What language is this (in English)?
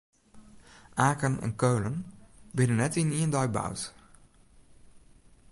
Western Frisian